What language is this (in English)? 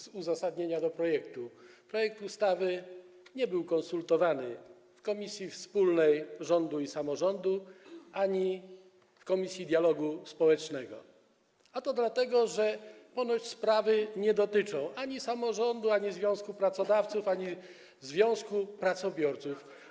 Polish